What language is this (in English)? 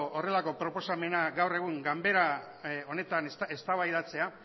Basque